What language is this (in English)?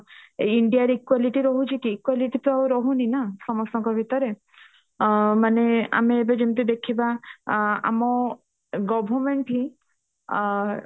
Odia